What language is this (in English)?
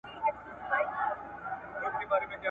Pashto